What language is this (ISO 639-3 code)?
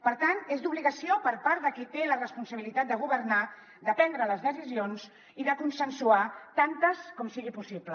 cat